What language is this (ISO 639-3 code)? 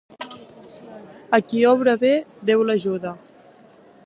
cat